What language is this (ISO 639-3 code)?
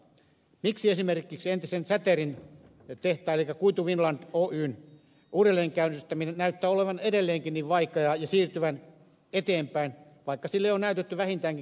fin